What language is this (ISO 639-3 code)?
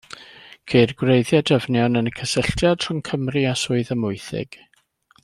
cym